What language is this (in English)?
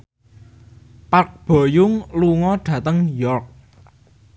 Javanese